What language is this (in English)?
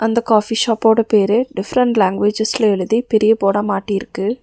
Tamil